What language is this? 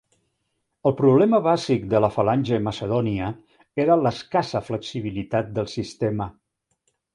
Catalan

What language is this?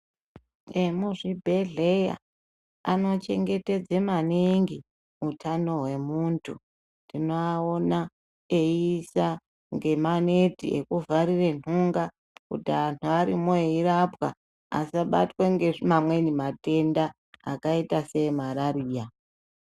Ndau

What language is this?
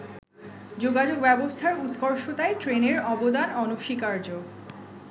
Bangla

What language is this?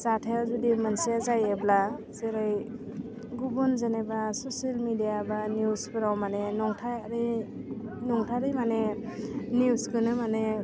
Bodo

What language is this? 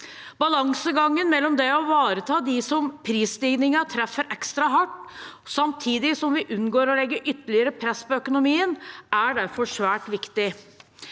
Norwegian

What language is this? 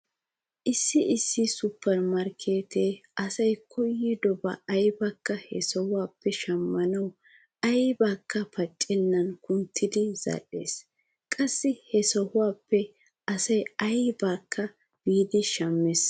Wolaytta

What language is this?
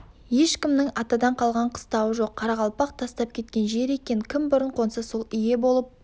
Kazakh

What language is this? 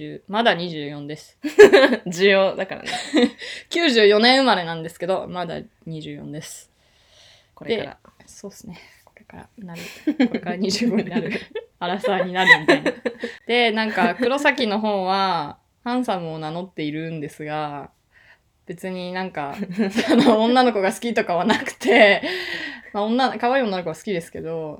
Japanese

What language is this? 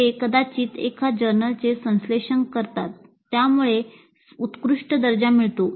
Marathi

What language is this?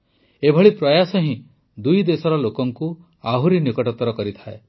Odia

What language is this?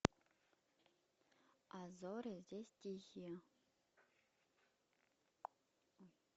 Russian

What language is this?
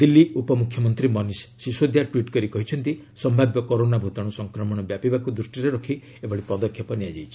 Odia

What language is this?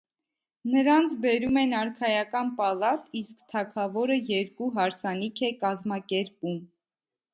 Armenian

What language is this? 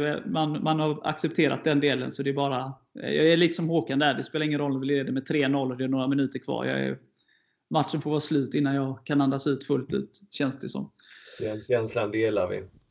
Swedish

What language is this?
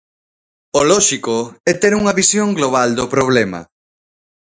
Galician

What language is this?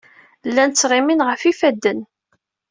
Kabyle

